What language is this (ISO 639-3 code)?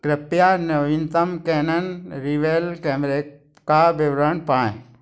hin